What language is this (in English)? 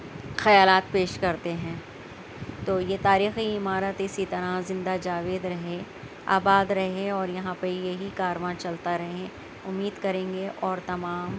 Urdu